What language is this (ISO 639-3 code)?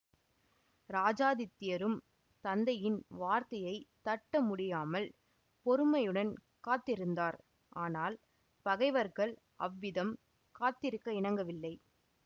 tam